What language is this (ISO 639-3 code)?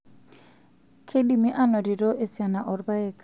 mas